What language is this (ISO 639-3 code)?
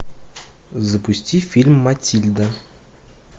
rus